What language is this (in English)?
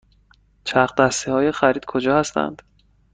Persian